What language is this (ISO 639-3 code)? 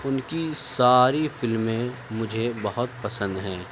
urd